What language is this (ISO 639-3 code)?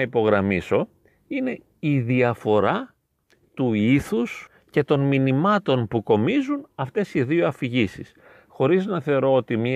ell